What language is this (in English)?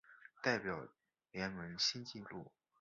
Chinese